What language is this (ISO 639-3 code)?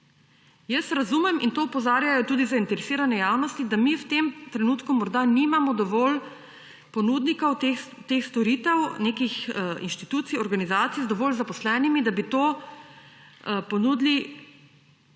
slv